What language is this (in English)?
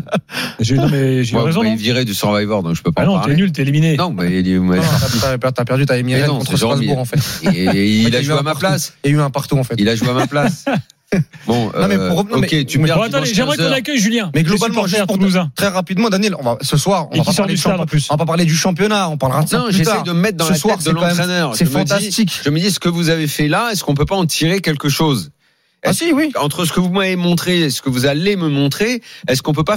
French